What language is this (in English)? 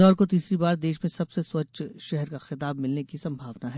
Hindi